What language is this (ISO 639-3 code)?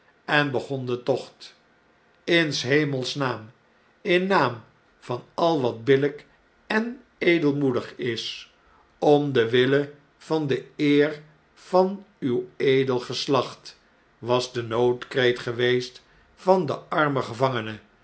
nld